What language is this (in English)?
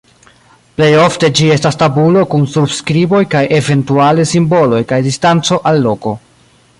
Esperanto